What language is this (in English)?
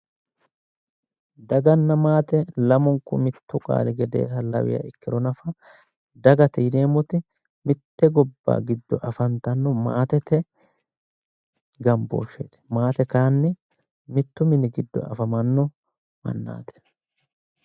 Sidamo